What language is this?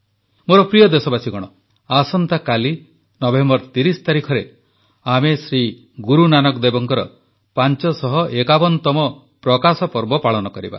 Odia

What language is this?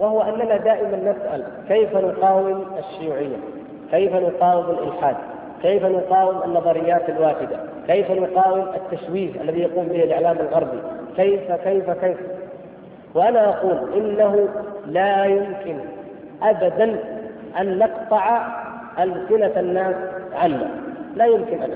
Arabic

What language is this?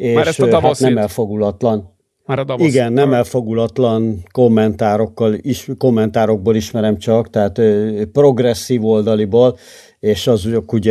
Hungarian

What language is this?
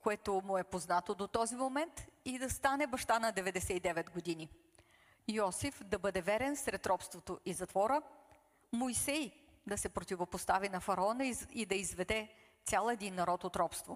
Bulgarian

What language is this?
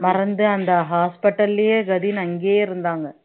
Tamil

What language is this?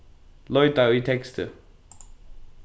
Faroese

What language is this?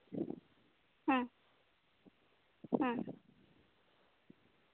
Santali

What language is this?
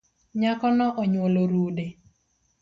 Luo (Kenya and Tanzania)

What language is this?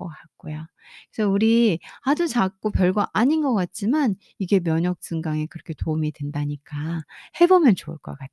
Korean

